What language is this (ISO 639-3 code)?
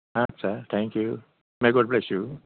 brx